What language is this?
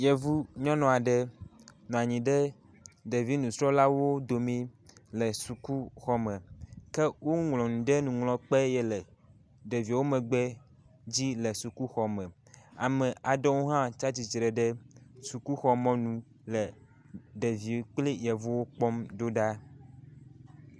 Ewe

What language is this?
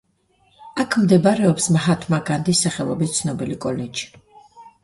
Georgian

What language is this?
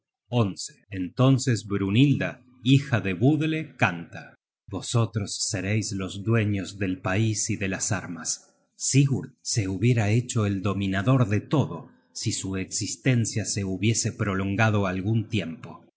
Spanish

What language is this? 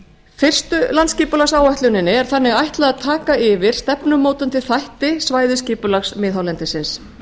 Icelandic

